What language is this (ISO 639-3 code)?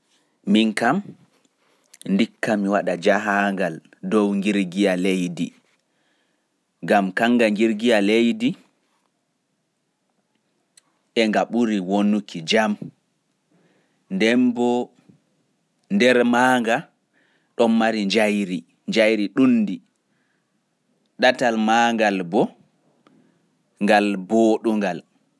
ful